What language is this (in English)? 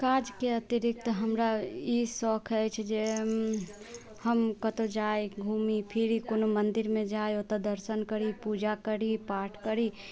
Maithili